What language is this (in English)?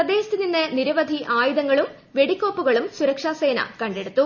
Malayalam